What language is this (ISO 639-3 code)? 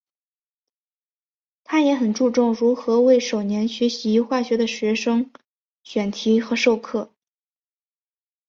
zho